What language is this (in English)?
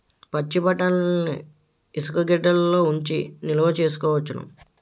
Telugu